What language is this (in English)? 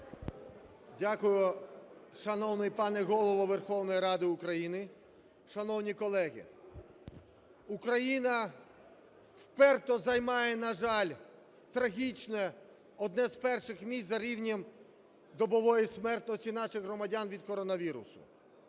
Ukrainian